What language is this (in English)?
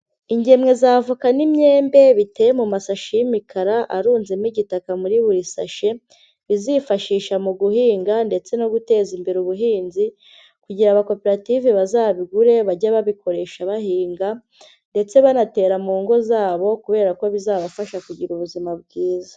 Kinyarwanda